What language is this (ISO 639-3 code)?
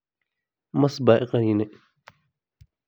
som